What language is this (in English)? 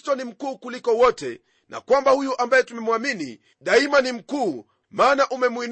Swahili